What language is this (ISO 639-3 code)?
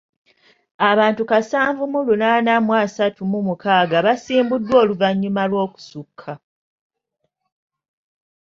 lug